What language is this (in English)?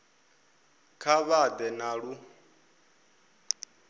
Venda